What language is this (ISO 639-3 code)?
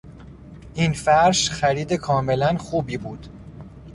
fas